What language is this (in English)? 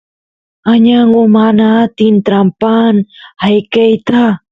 Santiago del Estero Quichua